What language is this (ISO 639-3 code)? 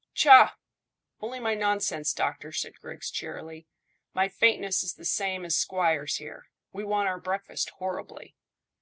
eng